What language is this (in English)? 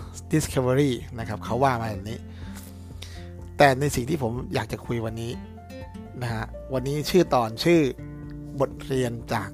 Thai